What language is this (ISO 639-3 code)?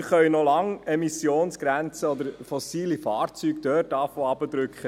gsw